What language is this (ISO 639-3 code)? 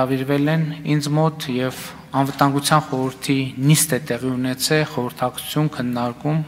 ron